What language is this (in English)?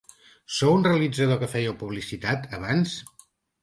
Catalan